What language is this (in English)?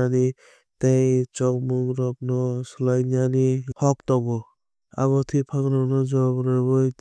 Kok Borok